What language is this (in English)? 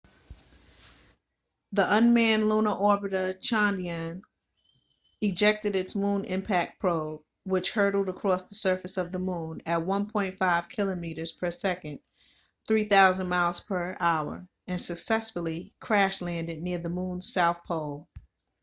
English